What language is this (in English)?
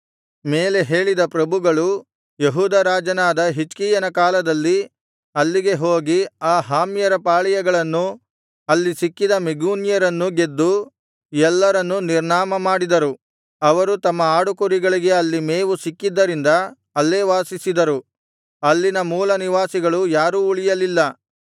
Kannada